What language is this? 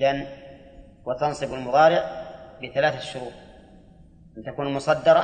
Arabic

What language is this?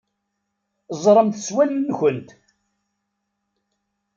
Kabyle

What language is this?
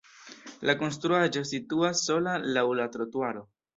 Esperanto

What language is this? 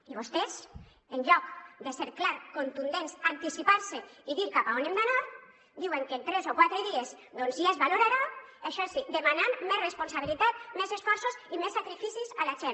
Catalan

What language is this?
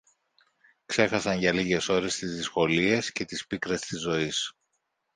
Greek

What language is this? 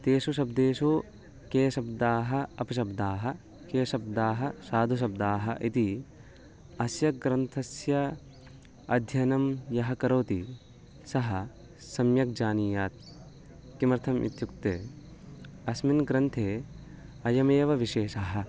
Sanskrit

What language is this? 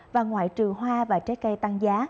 Vietnamese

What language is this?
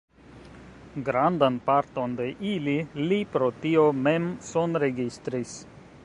Esperanto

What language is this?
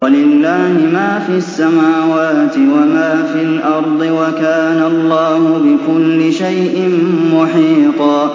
Arabic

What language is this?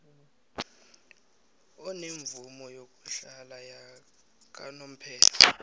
South Ndebele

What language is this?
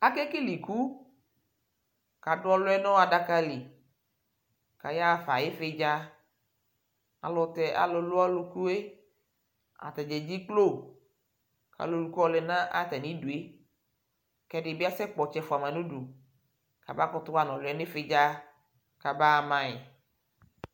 Ikposo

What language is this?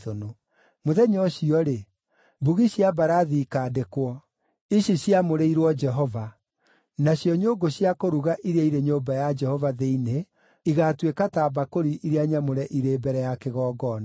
Kikuyu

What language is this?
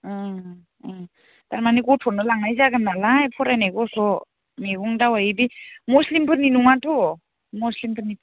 Bodo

